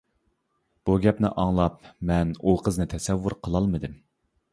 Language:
Uyghur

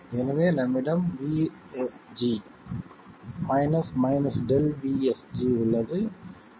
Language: Tamil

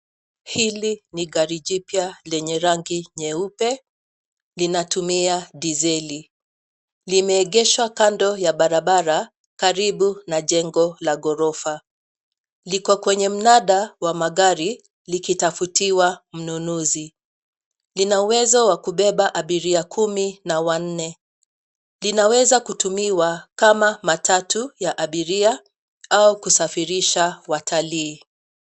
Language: Swahili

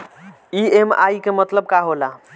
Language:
Bhojpuri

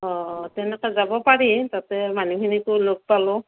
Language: Assamese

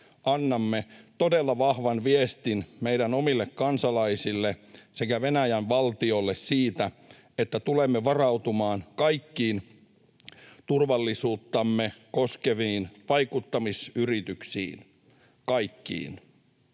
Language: Finnish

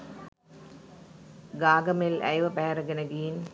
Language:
Sinhala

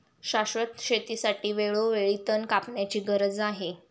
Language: Marathi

